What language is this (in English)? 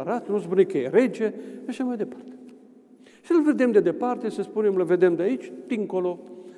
Romanian